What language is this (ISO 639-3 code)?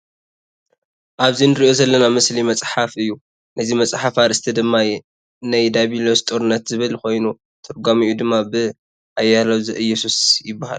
tir